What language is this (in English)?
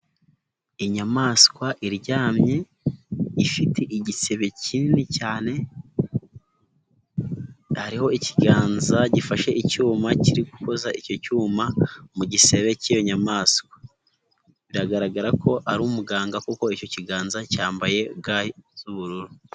Kinyarwanda